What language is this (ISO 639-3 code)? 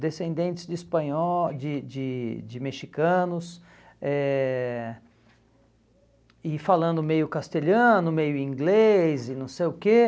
por